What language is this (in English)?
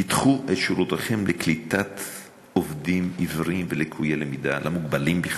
Hebrew